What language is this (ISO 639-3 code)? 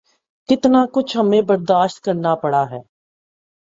urd